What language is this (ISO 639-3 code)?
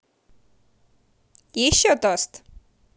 rus